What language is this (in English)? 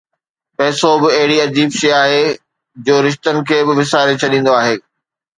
Sindhi